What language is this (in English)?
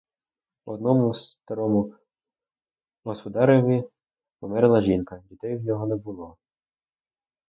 Ukrainian